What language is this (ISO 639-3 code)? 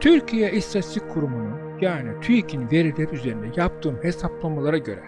tur